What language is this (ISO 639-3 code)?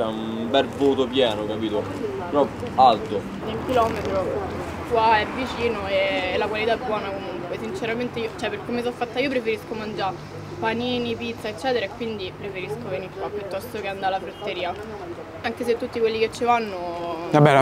ita